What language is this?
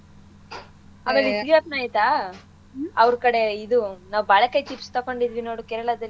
Kannada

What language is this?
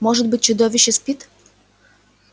Russian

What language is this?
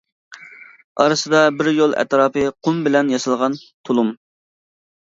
Uyghur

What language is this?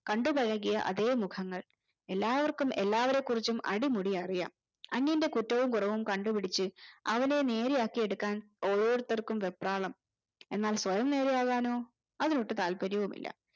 Malayalam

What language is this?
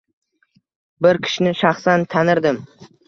Uzbek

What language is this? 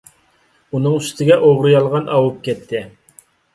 Uyghur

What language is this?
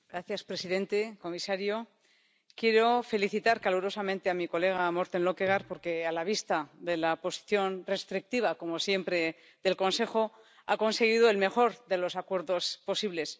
Spanish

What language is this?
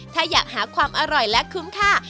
Thai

